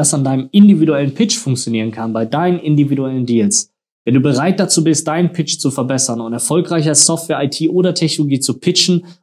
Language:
German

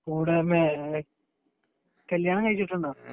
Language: Malayalam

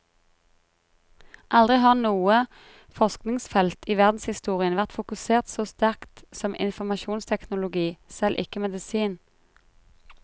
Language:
Norwegian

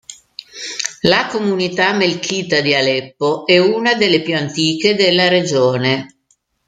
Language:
Italian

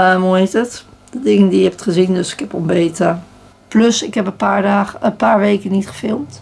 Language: Dutch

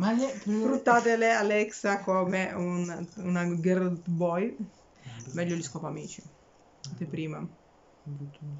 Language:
Italian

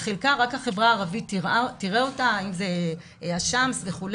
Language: Hebrew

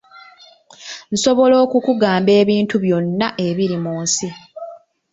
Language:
Ganda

